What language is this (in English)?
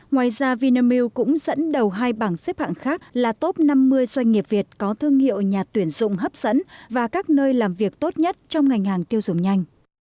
Vietnamese